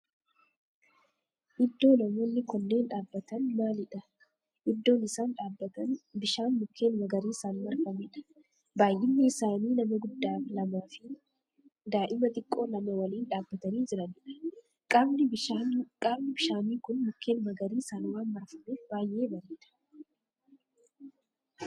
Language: Oromo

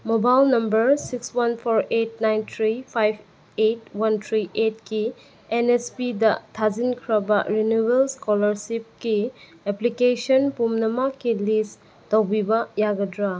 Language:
Manipuri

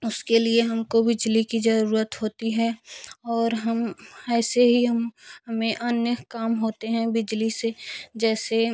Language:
Hindi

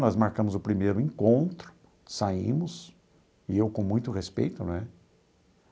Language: Portuguese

